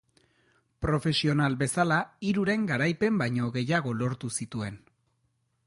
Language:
Basque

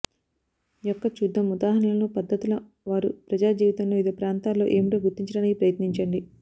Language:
Telugu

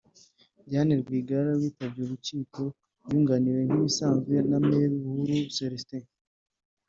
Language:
Kinyarwanda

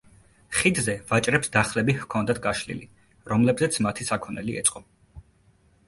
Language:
Georgian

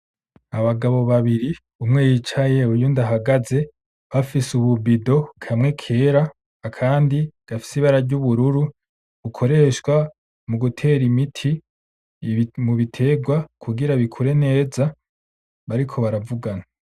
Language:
Rundi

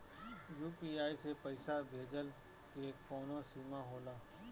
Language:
Bhojpuri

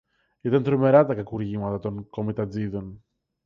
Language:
Greek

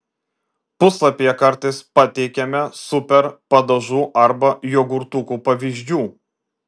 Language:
Lithuanian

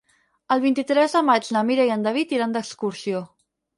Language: Catalan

